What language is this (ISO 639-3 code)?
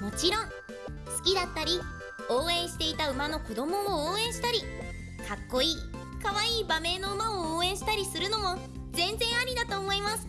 jpn